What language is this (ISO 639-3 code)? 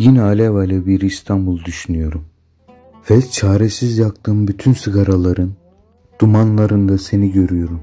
tur